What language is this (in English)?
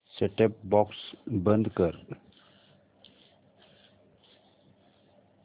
Marathi